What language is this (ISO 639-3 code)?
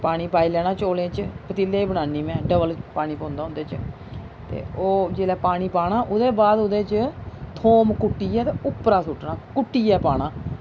doi